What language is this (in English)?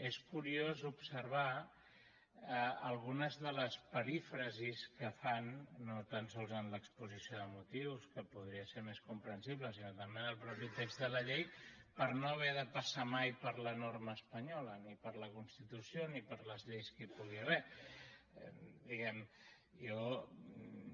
Catalan